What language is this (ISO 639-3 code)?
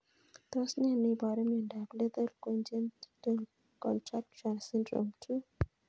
kln